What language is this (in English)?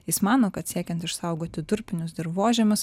Lithuanian